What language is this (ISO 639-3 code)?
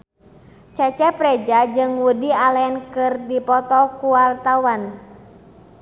sun